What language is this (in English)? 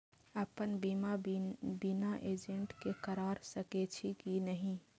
Maithili